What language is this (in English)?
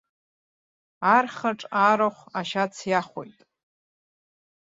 Abkhazian